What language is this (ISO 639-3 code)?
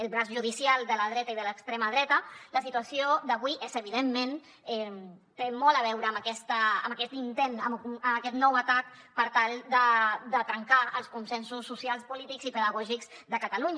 cat